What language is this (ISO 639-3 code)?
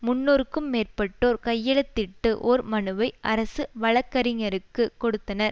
tam